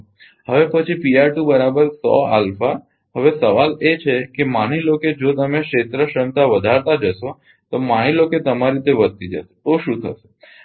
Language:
Gujarati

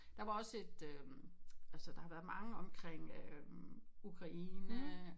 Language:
Danish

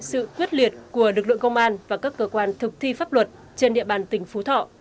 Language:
Vietnamese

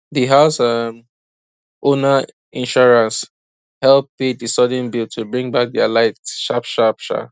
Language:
Nigerian Pidgin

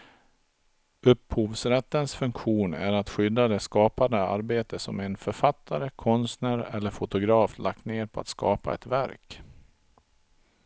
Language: Swedish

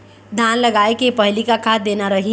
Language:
Chhattisgarhi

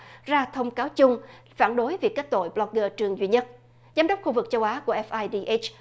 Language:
Vietnamese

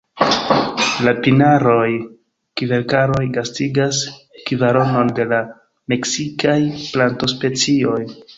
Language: Esperanto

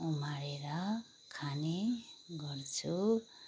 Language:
Nepali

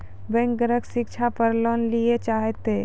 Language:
Maithili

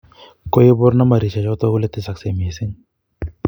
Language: Kalenjin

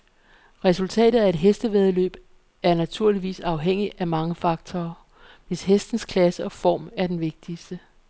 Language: Danish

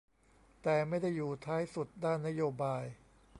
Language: Thai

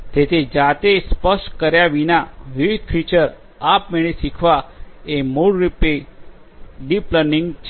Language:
Gujarati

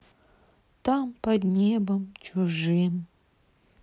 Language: Russian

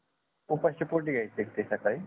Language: Marathi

